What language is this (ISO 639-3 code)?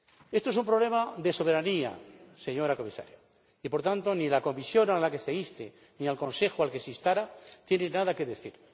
spa